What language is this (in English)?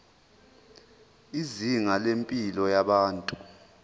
Zulu